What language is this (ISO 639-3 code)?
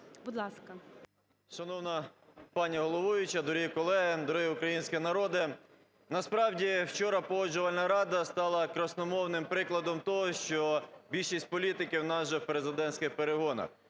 ukr